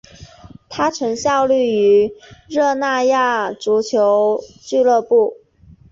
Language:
Chinese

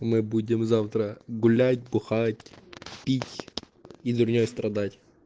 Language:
Russian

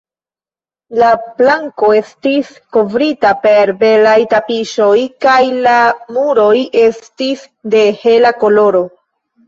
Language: Esperanto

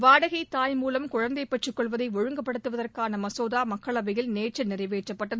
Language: Tamil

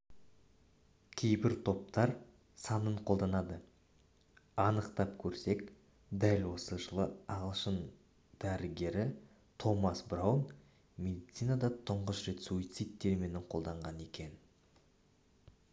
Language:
Kazakh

